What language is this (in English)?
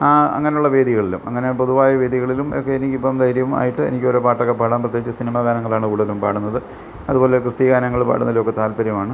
Malayalam